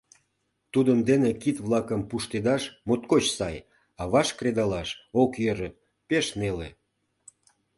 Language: Mari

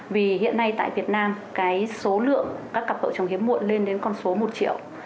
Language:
Vietnamese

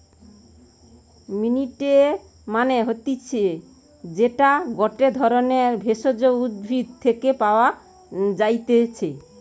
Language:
Bangla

